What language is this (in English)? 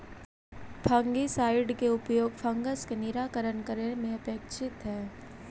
Magahi